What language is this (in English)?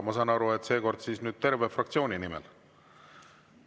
Estonian